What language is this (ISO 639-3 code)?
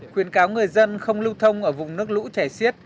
vie